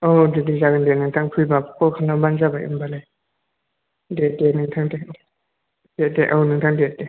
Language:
Bodo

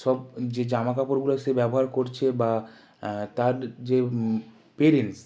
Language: Bangla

